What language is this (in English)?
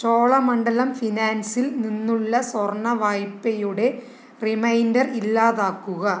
Malayalam